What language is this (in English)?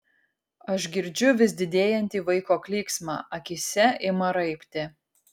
Lithuanian